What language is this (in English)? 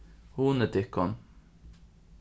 Faroese